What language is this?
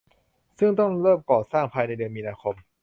Thai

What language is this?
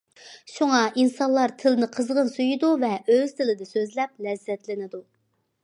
Uyghur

